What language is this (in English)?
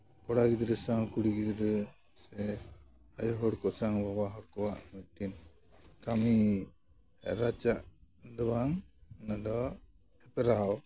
Santali